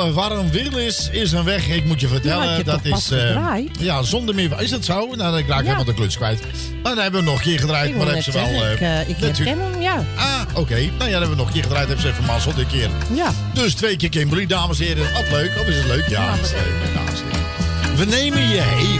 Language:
Dutch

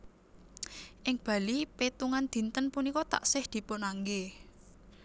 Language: Javanese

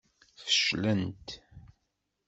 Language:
Kabyle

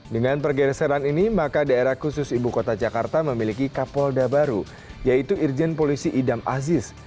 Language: Indonesian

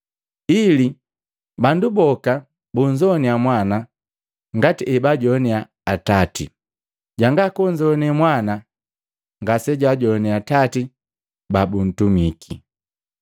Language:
Matengo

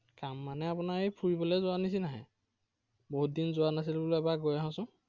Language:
Assamese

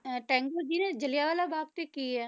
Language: Punjabi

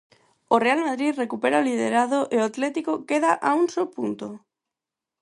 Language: Galician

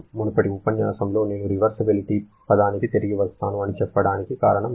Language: Telugu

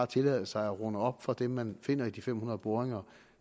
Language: Danish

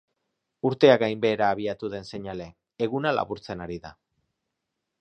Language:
Basque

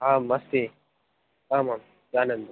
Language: Sanskrit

